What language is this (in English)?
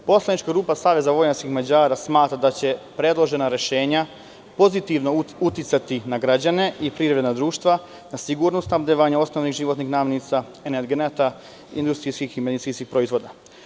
Serbian